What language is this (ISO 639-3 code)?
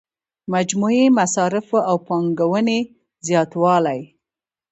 pus